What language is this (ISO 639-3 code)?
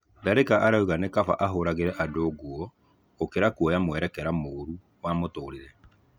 kik